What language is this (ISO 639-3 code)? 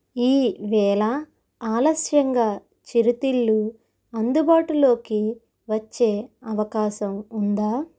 tel